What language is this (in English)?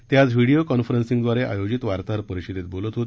Marathi